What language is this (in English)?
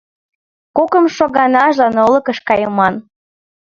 Mari